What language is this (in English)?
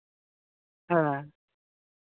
Santali